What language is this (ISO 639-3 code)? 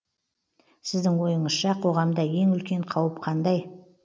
kaz